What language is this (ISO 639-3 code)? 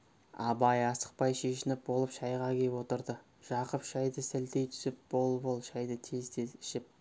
kaz